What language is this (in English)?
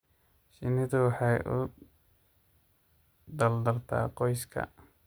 Somali